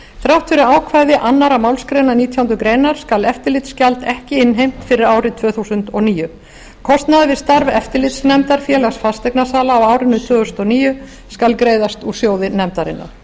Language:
Icelandic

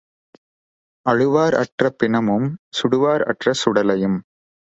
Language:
Tamil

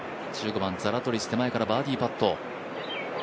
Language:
Japanese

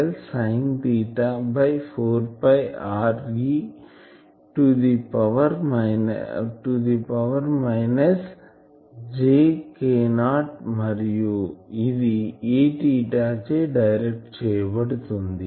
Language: Telugu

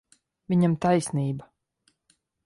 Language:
Latvian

